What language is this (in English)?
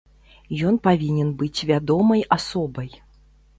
Belarusian